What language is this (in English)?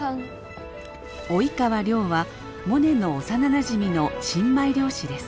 Japanese